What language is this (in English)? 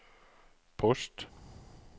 Norwegian